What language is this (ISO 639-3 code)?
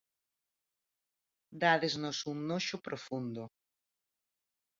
glg